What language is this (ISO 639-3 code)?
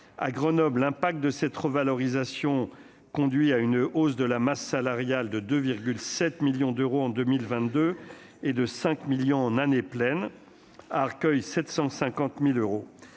fra